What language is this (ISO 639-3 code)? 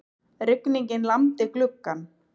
isl